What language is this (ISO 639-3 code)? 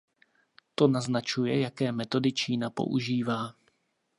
ces